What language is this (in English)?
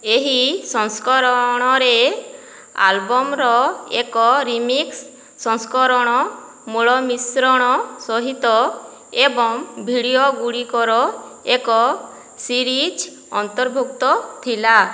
Odia